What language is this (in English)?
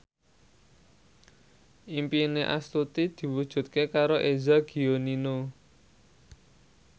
Javanese